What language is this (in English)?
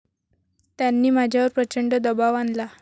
Marathi